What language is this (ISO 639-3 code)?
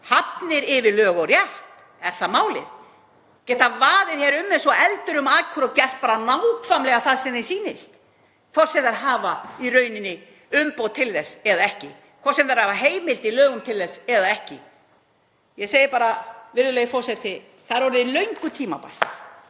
isl